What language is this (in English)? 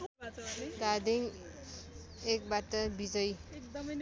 Nepali